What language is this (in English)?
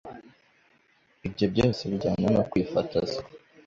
Kinyarwanda